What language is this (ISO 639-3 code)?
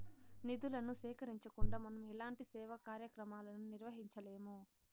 tel